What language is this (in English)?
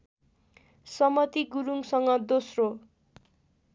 Nepali